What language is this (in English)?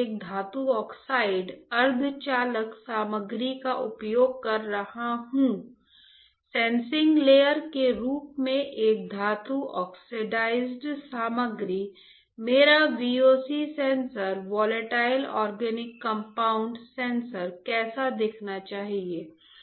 Hindi